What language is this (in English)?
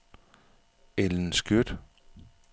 Danish